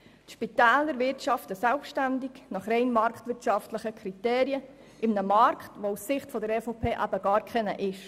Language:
Swiss German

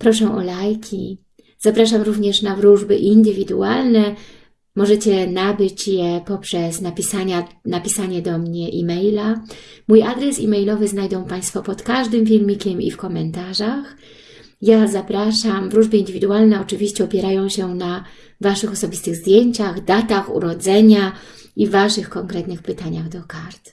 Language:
Polish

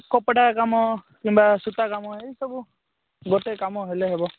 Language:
Odia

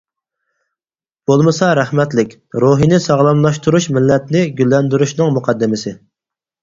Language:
Uyghur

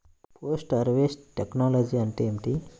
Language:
Telugu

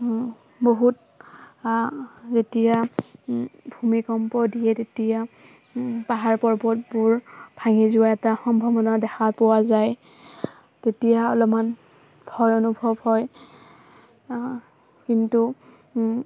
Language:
Assamese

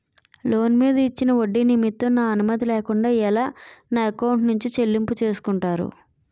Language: Telugu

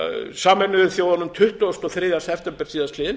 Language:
Icelandic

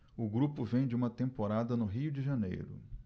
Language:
Portuguese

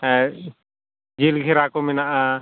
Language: Santali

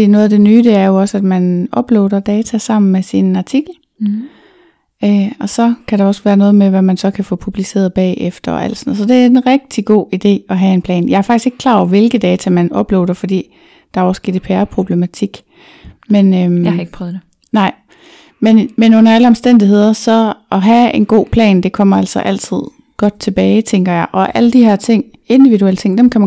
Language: Danish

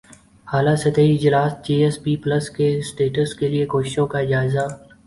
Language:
Urdu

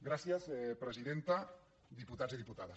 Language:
Catalan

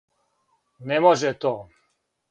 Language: Serbian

